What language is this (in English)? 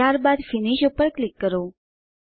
Gujarati